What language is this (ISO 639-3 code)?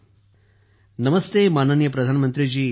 mar